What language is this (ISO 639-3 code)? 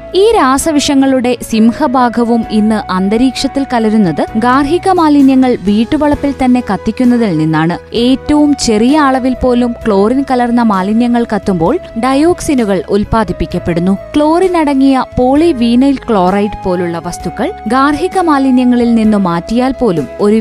mal